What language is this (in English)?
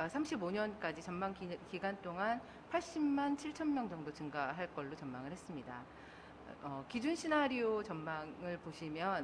Korean